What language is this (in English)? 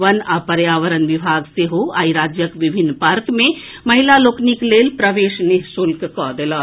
Maithili